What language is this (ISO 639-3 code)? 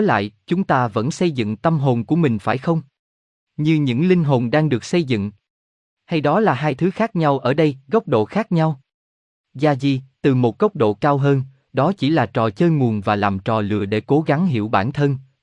vie